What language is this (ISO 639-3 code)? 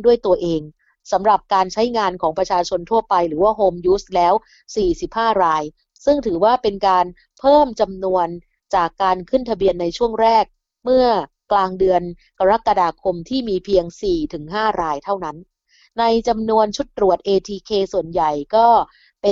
tha